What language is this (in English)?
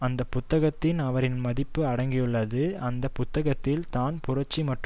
Tamil